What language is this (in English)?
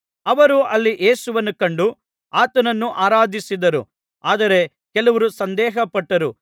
Kannada